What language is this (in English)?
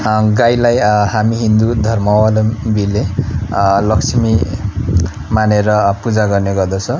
Nepali